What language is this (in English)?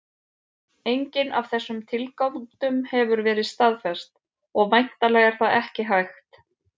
Icelandic